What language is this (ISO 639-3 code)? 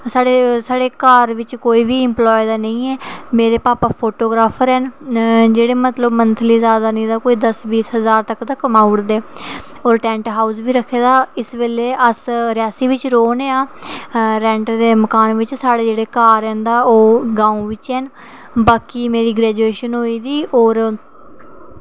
doi